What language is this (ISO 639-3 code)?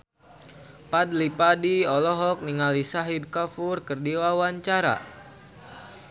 sun